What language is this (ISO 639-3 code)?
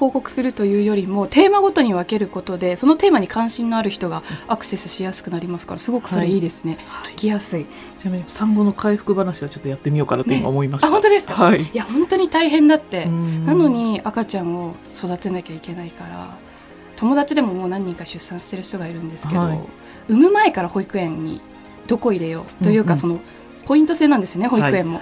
jpn